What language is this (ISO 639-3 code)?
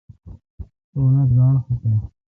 xka